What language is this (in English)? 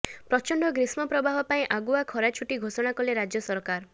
Odia